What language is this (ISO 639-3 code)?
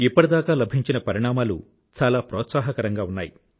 tel